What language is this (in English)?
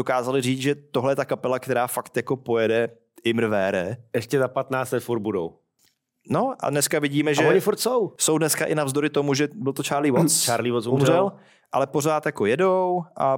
Czech